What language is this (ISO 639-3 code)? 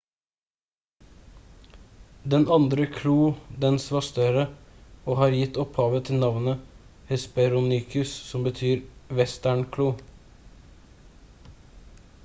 nob